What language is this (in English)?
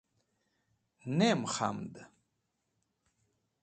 Wakhi